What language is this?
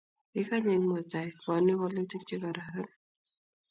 Kalenjin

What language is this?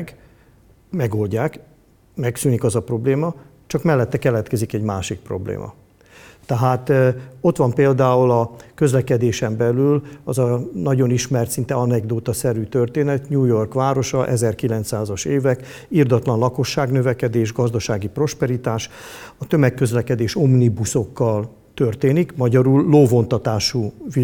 Hungarian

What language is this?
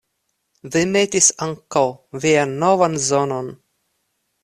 Esperanto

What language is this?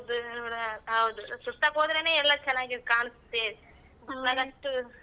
Kannada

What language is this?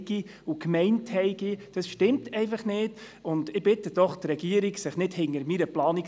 Swiss German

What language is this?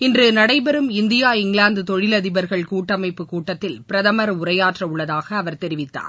Tamil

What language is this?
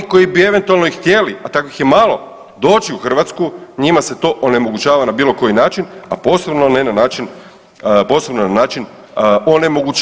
Croatian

